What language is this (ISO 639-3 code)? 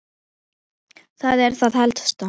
isl